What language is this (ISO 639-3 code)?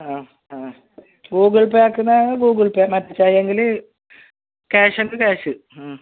mal